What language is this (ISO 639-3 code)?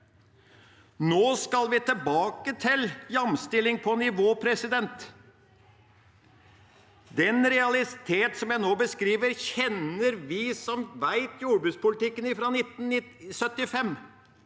nor